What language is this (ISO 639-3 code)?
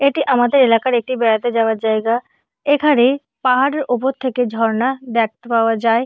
ben